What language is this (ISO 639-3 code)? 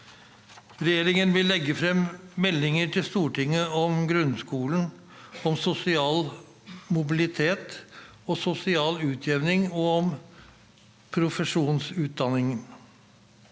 nor